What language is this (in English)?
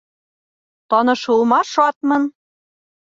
Bashkir